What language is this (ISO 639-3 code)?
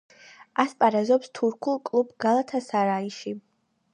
kat